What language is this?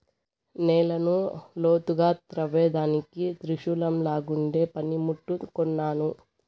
Telugu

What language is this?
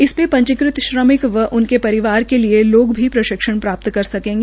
Hindi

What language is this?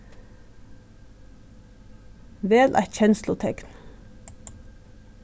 Faroese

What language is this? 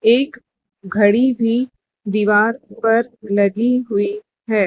Hindi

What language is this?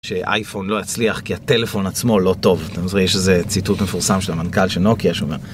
Hebrew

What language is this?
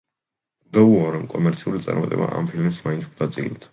Georgian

